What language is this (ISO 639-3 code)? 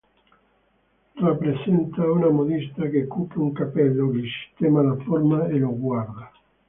ita